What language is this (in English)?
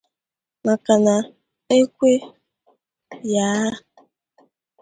Igbo